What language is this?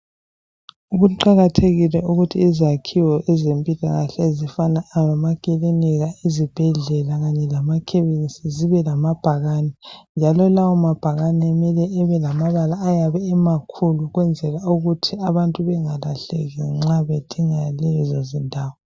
North Ndebele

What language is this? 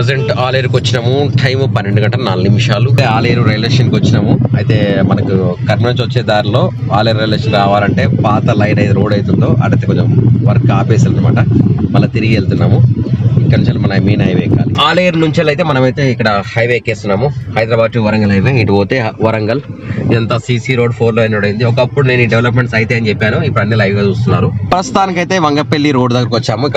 Telugu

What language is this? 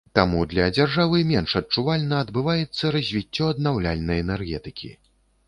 Belarusian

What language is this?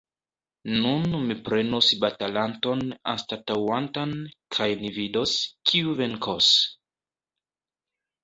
Esperanto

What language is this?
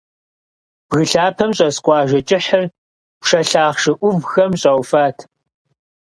Kabardian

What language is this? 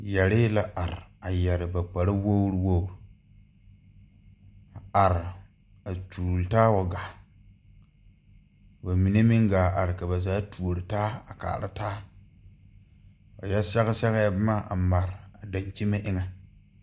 Southern Dagaare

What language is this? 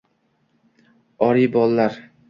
Uzbek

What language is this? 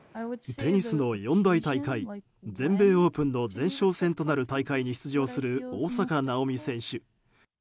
Japanese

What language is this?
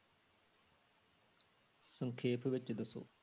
Punjabi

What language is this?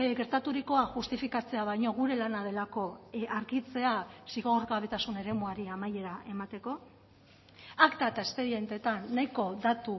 Basque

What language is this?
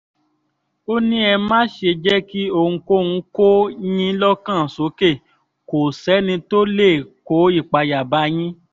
Yoruba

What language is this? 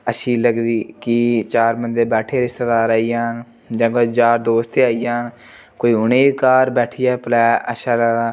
Dogri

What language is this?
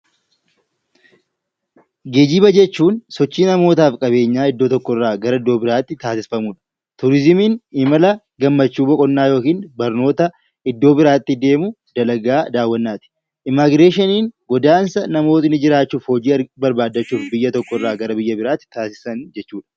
Oromo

